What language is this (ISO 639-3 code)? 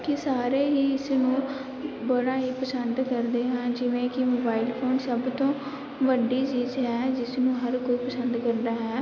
pan